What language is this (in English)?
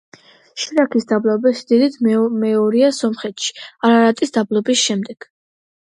Georgian